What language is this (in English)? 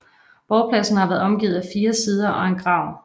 Danish